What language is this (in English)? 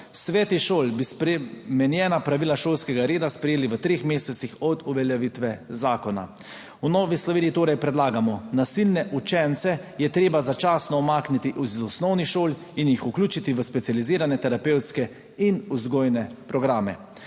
Slovenian